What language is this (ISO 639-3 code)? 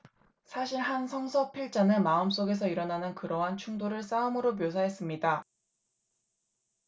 kor